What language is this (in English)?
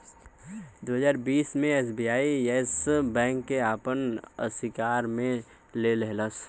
Bhojpuri